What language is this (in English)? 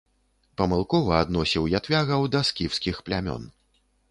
Belarusian